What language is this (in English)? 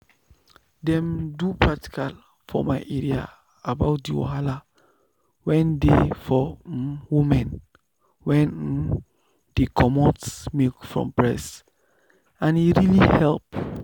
Nigerian Pidgin